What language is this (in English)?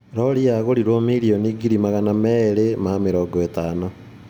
Kikuyu